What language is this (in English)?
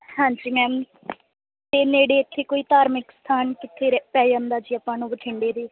Punjabi